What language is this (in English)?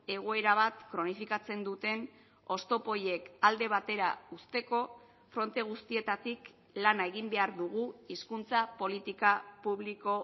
Basque